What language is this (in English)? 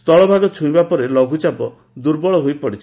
Odia